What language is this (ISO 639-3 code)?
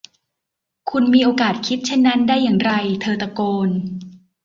tha